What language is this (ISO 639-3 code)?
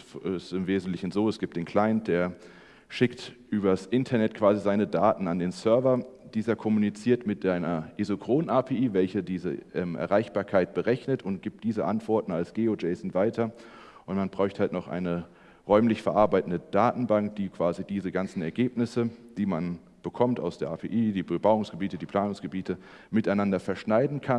deu